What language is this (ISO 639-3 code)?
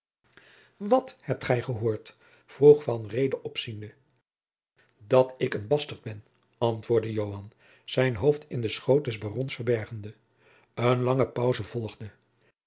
nld